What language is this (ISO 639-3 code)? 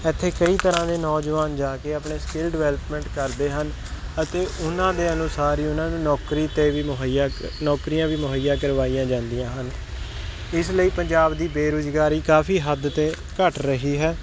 pan